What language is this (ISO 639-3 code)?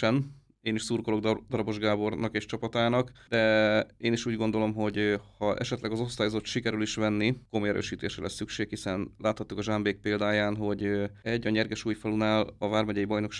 hun